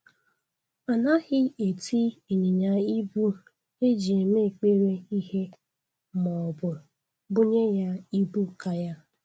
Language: Igbo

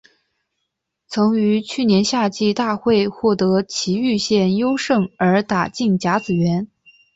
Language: Chinese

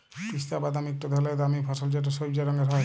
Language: Bangla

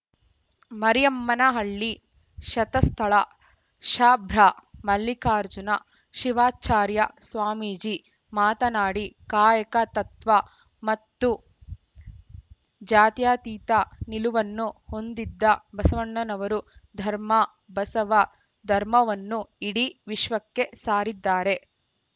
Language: Kannada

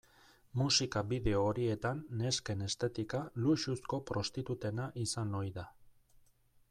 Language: Basque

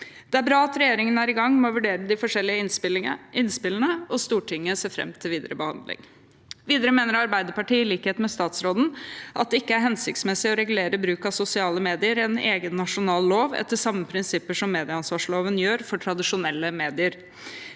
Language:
Norwegian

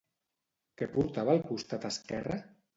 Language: Catalan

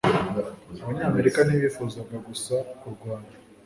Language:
Kinyarwanda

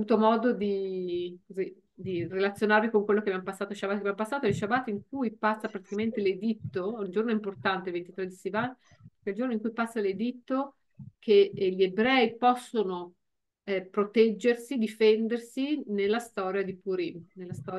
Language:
Italian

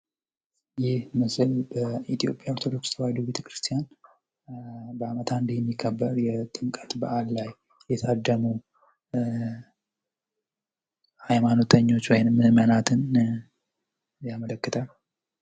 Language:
Amharic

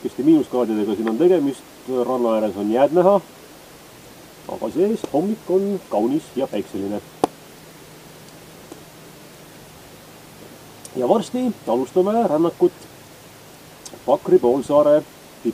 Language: Dutch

